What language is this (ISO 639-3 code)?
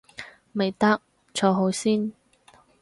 yue